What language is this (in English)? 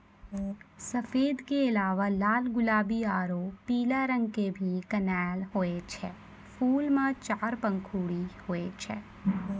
Maithili